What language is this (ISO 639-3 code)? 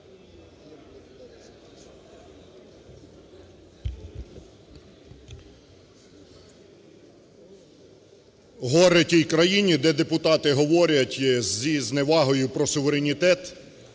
ukr